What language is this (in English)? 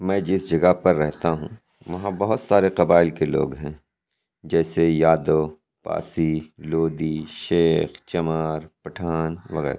Urdu